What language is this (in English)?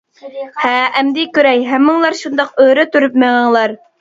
Uyghur